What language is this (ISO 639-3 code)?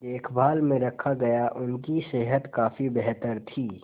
hin